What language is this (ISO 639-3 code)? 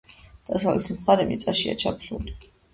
kat